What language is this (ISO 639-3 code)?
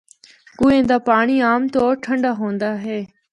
hno